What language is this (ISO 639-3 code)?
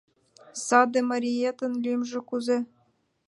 chm